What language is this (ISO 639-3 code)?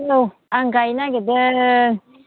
brx